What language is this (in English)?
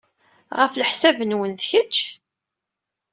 Kabyle